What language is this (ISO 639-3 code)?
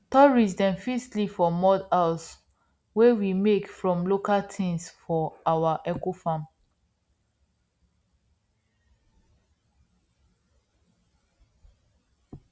pcm